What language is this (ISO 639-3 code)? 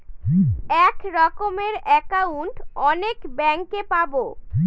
ben